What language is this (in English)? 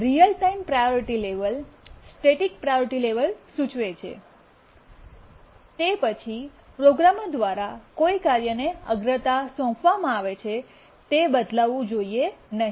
Gujarati